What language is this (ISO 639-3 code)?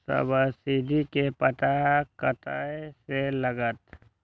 mai